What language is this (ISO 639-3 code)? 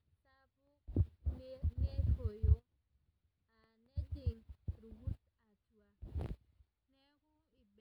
mas